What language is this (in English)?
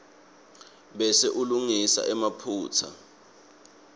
Swati